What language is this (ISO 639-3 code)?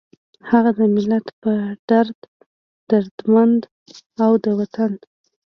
pus